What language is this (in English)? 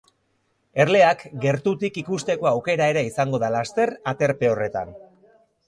Basque